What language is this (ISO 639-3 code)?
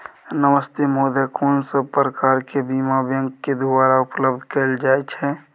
mai